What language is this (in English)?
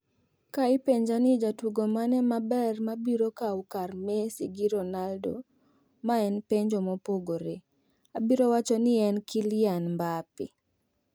Luo (Kenya and Tanzania)